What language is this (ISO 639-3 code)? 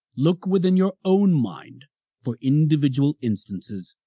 eng